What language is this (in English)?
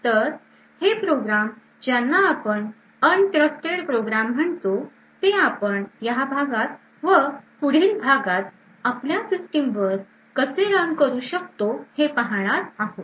Marathi